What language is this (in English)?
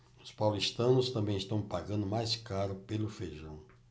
Portuguese